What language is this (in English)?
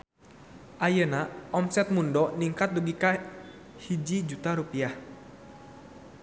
Sundanese